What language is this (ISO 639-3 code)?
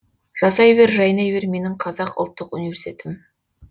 kaz